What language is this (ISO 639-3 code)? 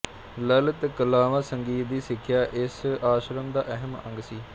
pan